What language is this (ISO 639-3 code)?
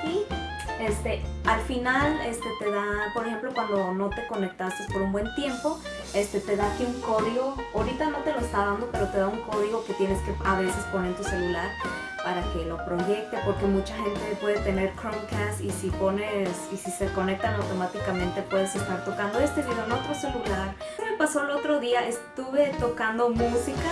spa